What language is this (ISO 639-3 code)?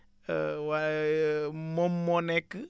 wol